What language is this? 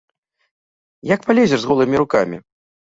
Belarusian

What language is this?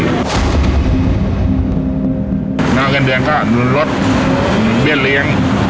Thai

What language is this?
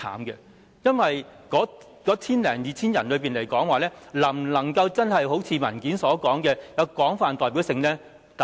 Cantonese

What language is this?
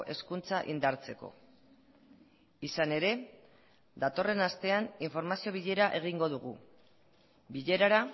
Basque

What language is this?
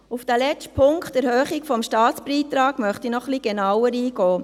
Swiss German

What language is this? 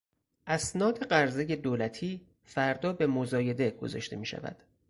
Persian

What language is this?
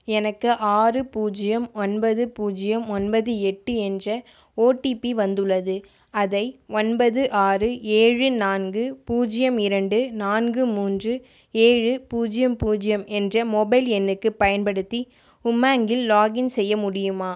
Tamil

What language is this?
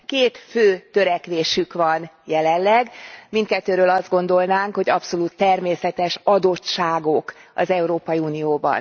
Hungarian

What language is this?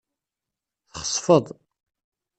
Kabyle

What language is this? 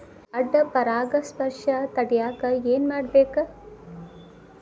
Kannada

